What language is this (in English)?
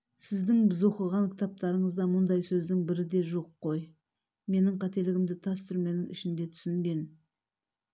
Kazakh